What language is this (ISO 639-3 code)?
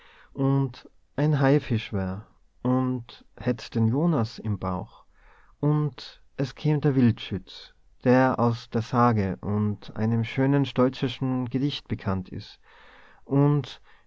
deu